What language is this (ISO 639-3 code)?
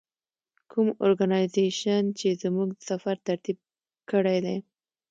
pus